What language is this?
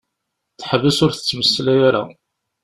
Kabyle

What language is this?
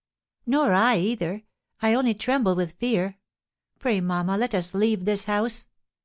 English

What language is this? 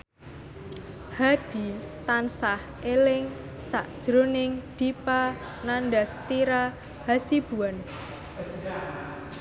Javanese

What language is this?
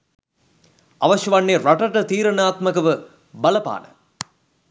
Sinhala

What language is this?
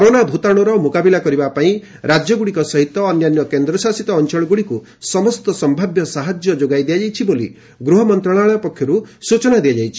Odia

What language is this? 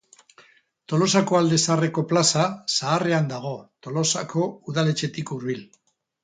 Basque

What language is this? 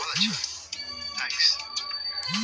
Bhojpuri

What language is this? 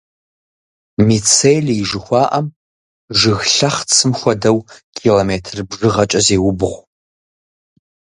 Kabardian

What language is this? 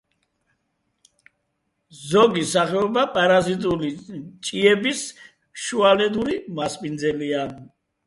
Georgian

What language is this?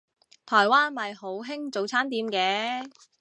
Cantonese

